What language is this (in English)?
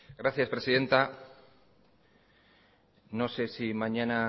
Spanish